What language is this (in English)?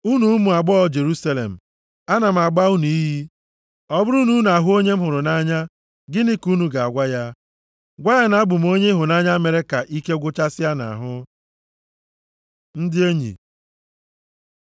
Igbo